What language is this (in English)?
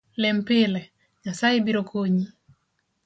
Luo (Kenya and Tanzania)